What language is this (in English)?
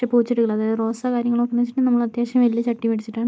Malayalam